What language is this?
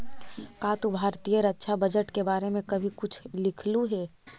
Magahi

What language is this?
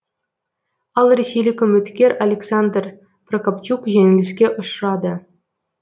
Kazakh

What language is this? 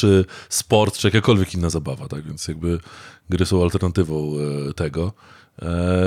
Polish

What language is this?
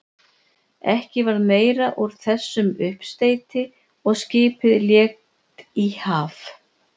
Icelandic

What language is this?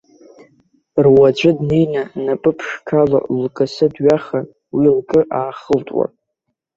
Abkhazian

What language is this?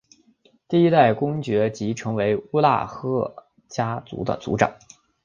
Chinese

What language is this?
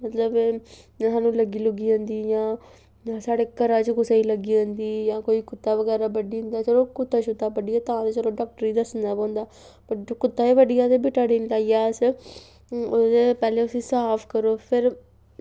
Dogri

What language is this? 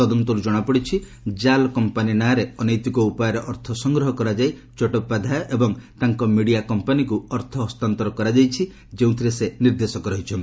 Odia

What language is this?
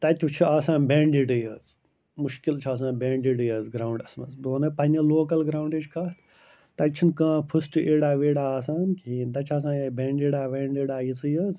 Kashmiri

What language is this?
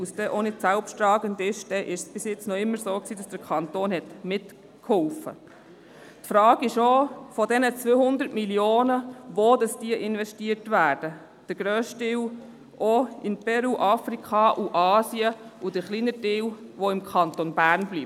Swiss German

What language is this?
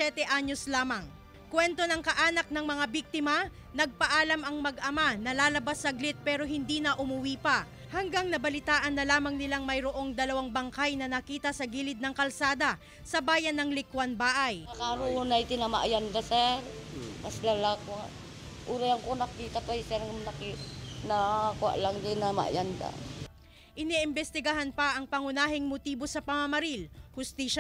Filipino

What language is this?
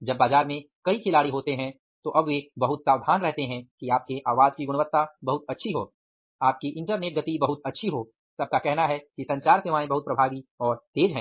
Hindi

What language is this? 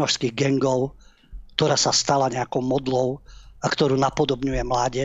Slovak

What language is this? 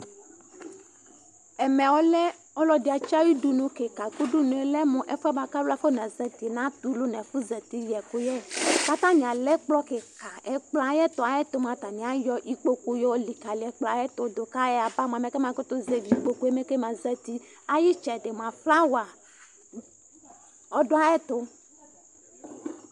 Ikposo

